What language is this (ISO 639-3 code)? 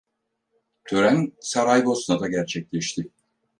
tur